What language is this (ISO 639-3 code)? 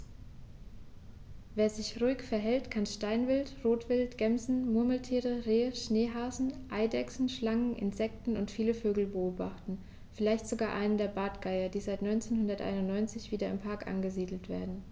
deu